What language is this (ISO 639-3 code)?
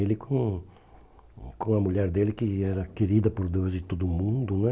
por